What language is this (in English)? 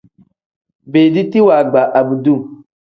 Tem